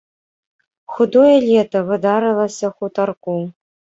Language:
Belarusian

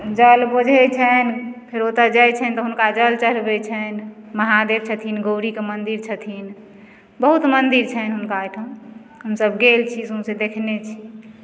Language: Maithili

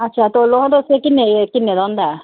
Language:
Dogri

